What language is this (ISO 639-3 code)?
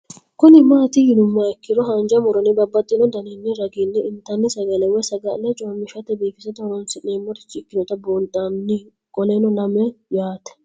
sid